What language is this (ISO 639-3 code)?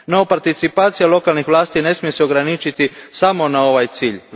hrv